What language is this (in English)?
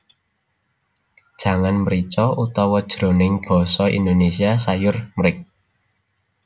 Javanese